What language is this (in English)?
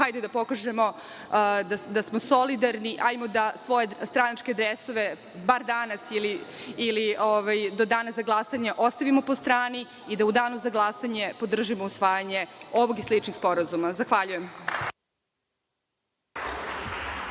Serbian